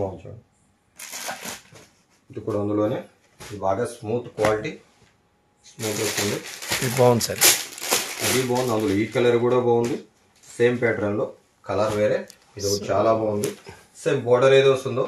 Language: Telugu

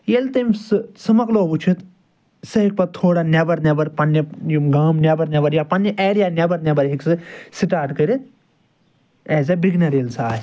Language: Kashmiri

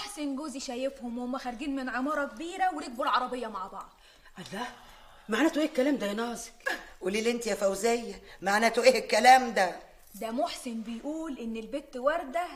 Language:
Arabic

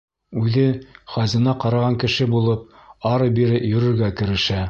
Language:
Bashkir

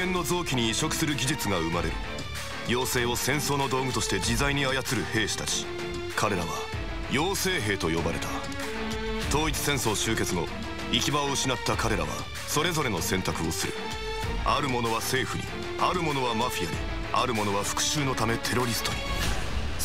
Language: Japanese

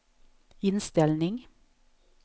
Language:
Swedish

